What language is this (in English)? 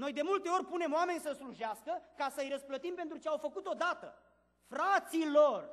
Romanian